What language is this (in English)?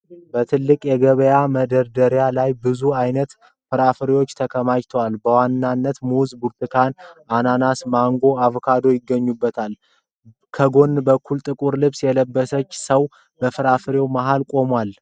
Amharic